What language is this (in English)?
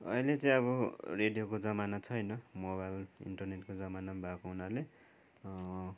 Nepali